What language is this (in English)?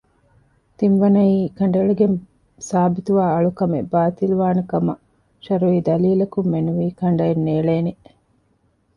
Divehi